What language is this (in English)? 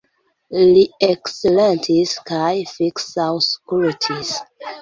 Esperanto